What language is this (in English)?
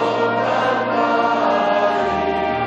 Hebrew